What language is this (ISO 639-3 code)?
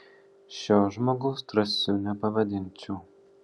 lit